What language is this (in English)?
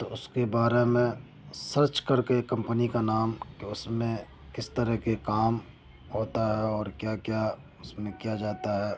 Urdu